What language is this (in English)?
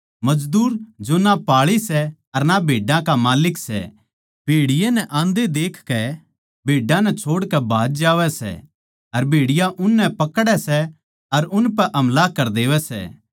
Haryanvi